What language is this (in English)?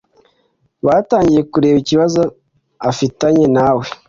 Kinyarwanda